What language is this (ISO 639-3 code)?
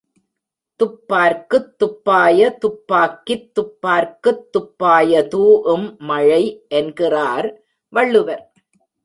tam